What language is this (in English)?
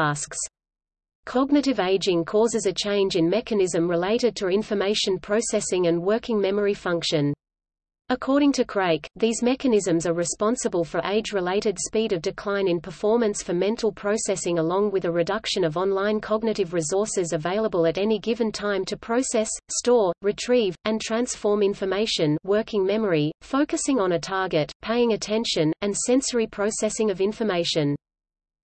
English